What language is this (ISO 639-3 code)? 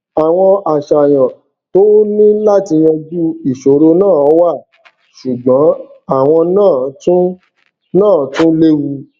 yor